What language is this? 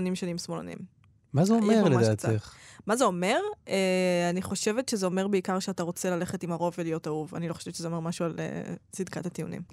Hebrew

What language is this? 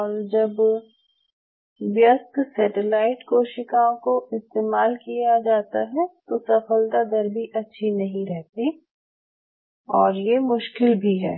Hindi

